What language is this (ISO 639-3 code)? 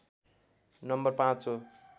nep